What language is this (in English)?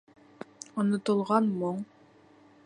Bashkir